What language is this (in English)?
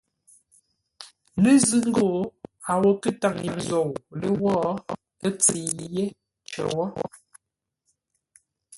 Ngombale